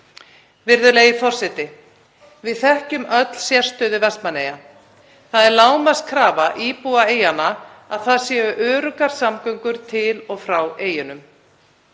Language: Icelandic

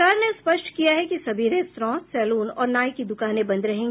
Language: Hindi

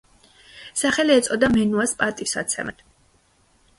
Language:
Georgian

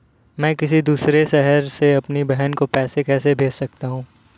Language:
Hindi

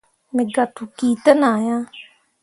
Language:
Mundang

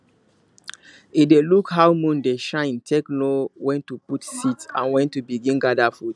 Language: Nigerian Pidgin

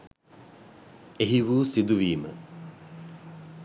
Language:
Sinhala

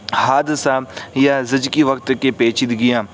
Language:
Urdu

